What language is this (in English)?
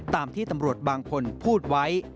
Thai